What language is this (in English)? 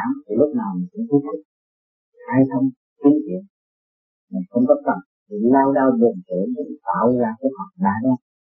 Vietnamese